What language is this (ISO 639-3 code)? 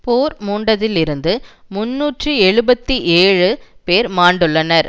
tam